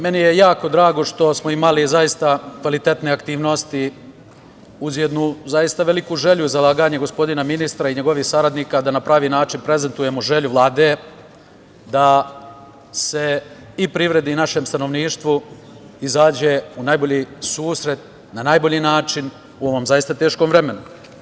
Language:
Serbian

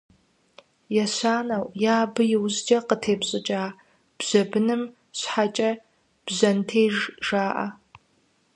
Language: Kabardian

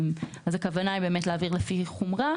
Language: Hebrew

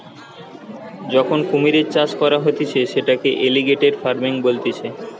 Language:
Bangla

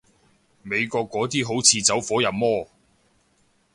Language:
Cantonese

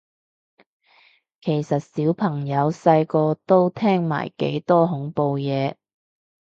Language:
Cantonese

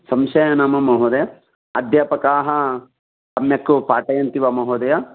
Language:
Sanskrit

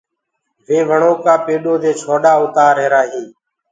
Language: Gurgula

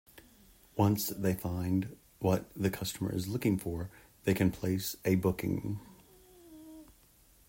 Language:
English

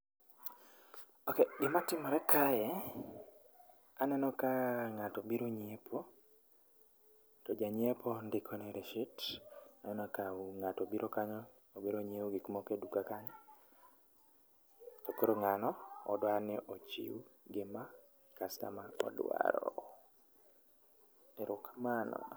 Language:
Luo (Kenya and Tanzania)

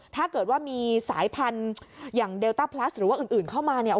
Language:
Thai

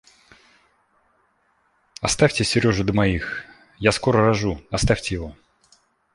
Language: Russian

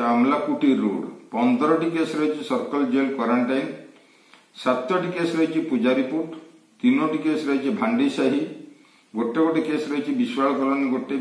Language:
Hindi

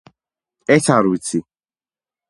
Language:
Georgian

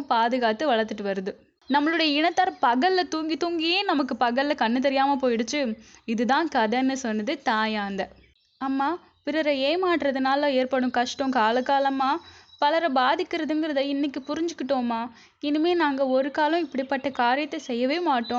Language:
Tamil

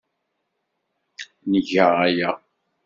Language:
Kabyle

